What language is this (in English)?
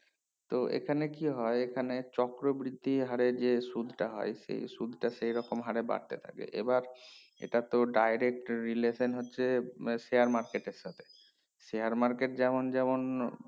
Bangla